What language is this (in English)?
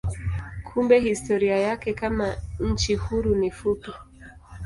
Swahili